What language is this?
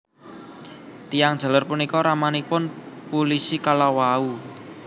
Javanese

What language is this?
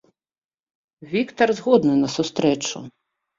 Belarusian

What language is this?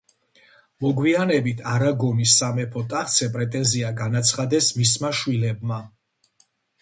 Georgian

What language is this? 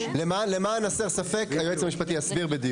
Hebrew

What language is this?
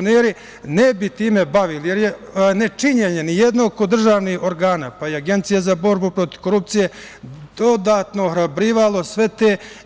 Serbian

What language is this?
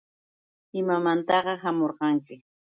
Yauyos Quechua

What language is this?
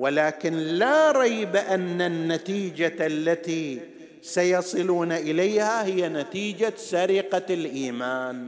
Arabic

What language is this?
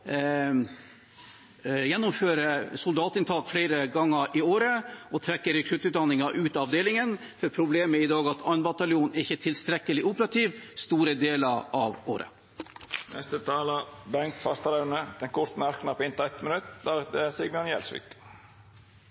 Norwegian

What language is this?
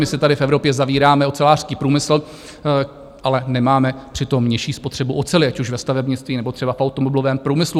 Czech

